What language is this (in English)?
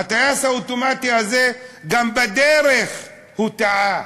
Hebrew